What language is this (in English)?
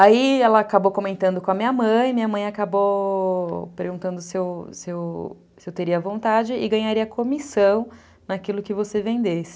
Portuguese